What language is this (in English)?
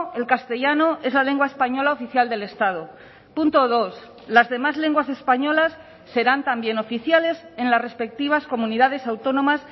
Spanish